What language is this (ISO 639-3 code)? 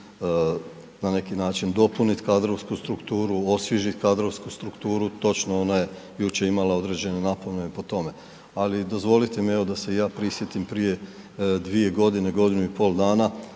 hrv